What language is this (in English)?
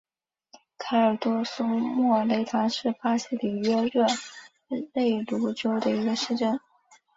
Chinese